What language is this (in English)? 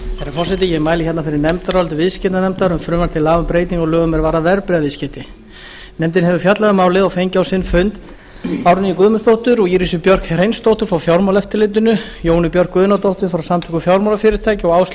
Icelandic